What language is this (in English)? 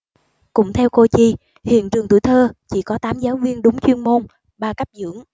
Vietnamese